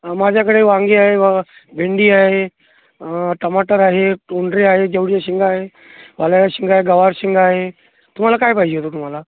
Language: Marathi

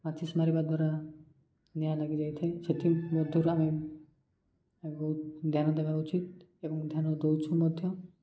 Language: Odia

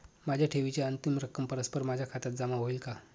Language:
Marathi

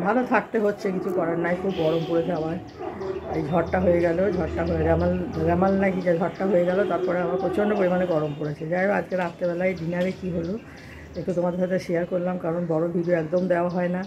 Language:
Bangla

